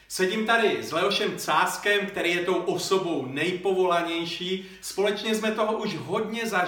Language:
Czech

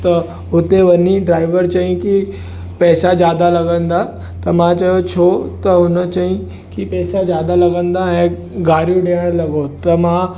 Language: Sindhi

